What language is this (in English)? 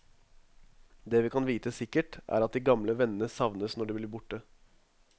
Norwegian